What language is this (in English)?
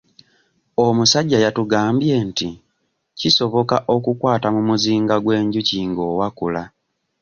Ganda